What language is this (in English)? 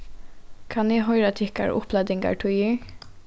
Faroese